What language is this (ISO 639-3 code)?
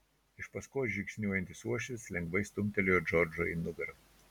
lit